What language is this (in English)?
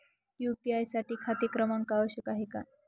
Marathi